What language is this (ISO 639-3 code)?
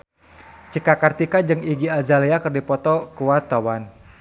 sun